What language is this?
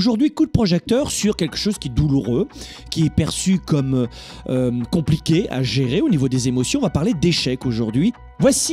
French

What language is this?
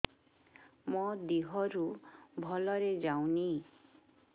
Odia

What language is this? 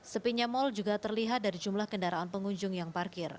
Indonesian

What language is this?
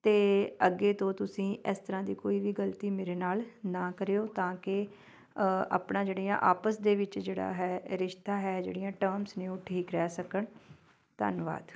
Punjabi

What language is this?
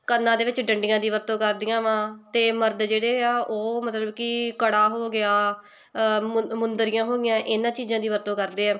Punjabi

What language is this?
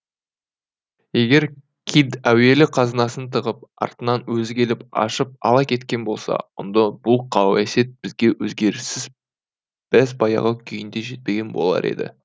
Kazakh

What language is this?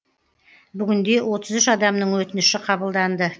Kazakh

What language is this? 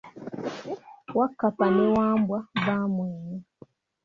Ganda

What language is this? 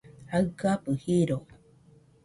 Nüpode Huitoto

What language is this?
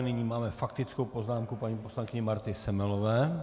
Czech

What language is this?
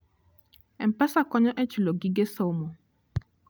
Luo (Kenya and Tanzania)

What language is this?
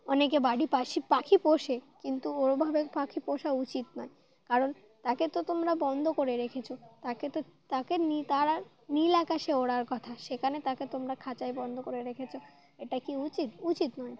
Bangla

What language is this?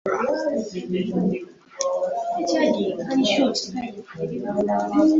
Ganda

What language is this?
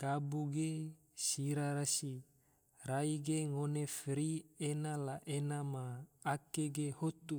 Tidore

